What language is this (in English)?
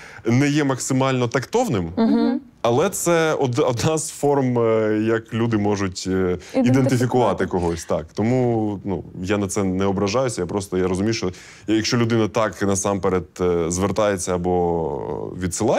Ukrainian